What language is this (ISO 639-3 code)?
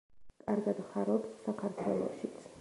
kat